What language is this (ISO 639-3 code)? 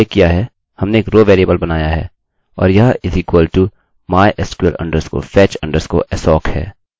hin